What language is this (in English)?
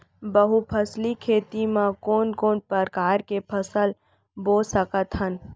Chhattisgarhi